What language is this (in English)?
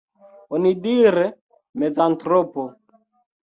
Esperanto